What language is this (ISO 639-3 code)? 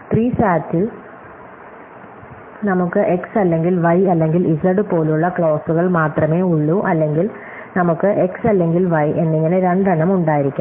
mal